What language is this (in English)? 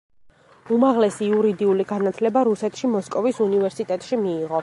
Georgian